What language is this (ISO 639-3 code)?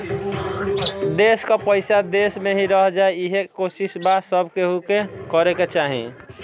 bho